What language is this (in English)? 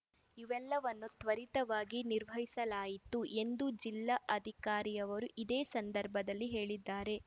Kannada